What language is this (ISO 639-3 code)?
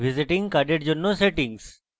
ben